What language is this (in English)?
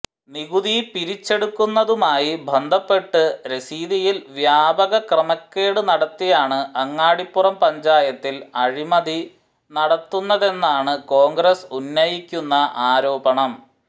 Malayalam